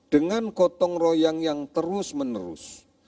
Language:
Indonesian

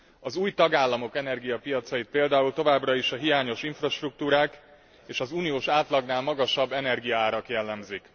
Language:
Hungarian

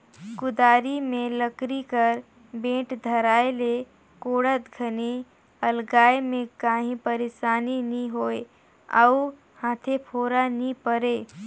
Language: Chhattisgarhi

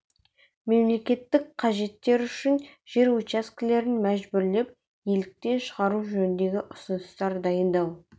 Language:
Kazakh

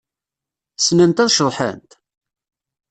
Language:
Kabyle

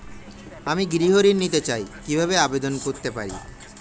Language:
Bangla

